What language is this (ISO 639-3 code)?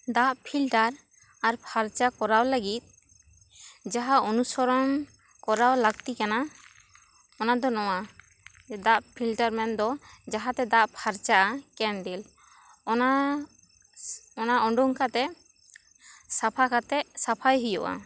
sat